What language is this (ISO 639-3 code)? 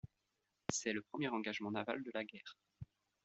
fra